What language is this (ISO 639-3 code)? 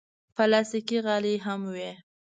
pus